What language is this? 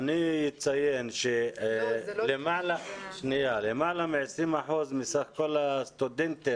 Hebrew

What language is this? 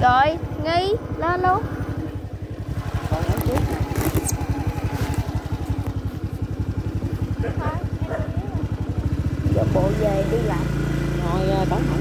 Vietnamese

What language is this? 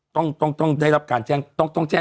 Thai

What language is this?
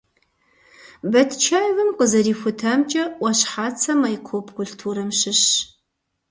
Kabardian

